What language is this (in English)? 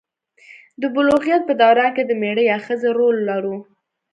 Pashto